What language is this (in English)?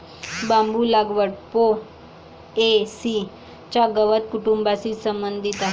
Marathi